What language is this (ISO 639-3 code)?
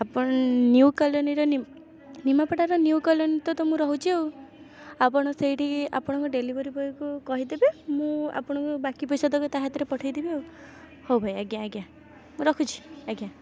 ori